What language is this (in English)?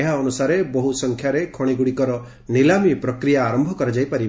Odia